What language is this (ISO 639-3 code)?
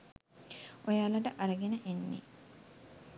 sin